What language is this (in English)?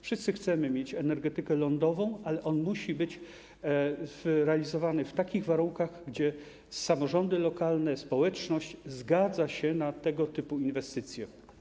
Polish